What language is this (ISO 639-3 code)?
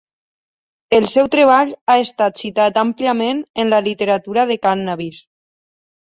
cat